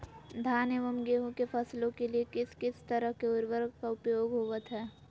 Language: Magahi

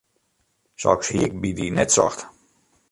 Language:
Western Frisian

